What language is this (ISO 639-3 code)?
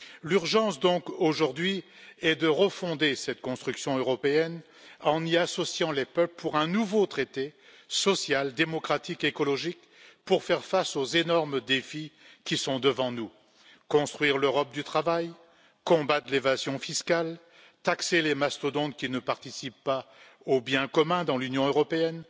fra